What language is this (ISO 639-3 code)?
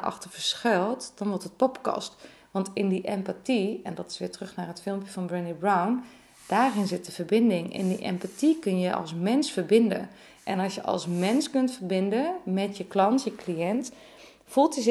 nld